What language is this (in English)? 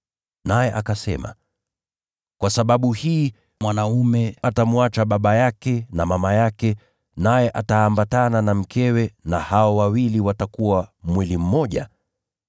Swahili